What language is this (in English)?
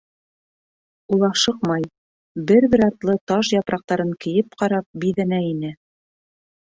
Bashkir